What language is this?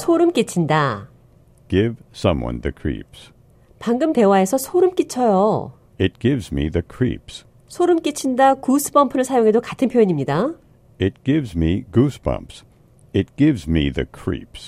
Korean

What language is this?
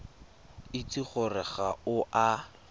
Tswana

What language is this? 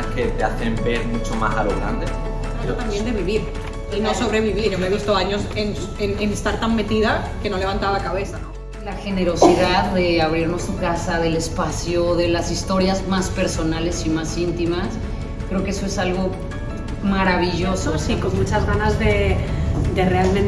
Spanish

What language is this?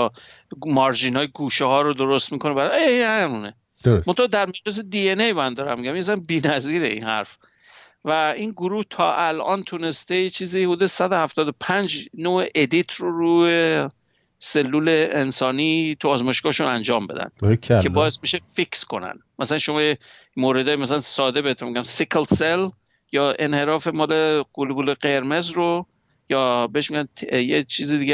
Persian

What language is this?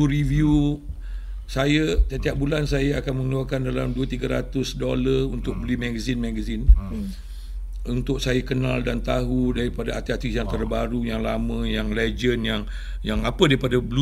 Malay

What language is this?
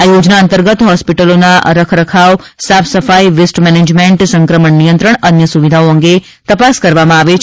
Gujarati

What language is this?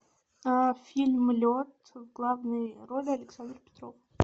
Russian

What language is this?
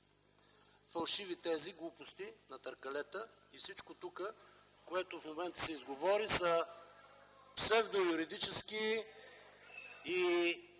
Bulgarian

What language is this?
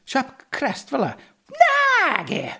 Welsh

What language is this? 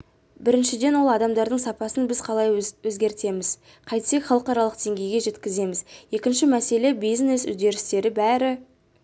Kazakh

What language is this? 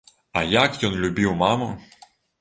Belarusian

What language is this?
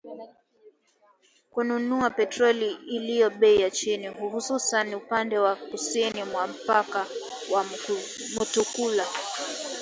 Swahili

